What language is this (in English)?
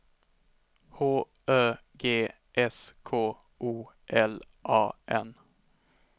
Swedish